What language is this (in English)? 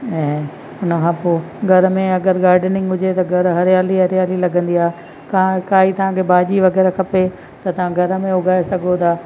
Sindhi